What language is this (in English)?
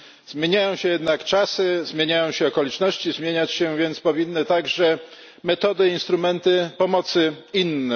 Polish